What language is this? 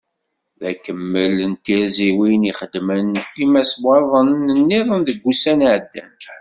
Kabyle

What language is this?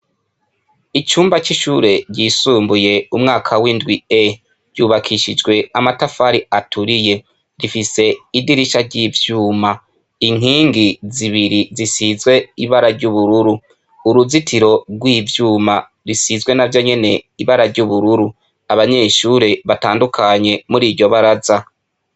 Rundi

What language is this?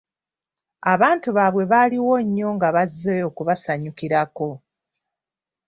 Ganda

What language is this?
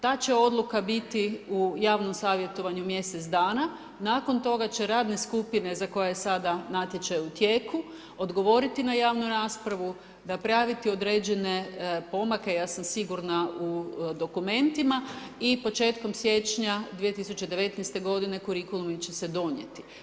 Croatian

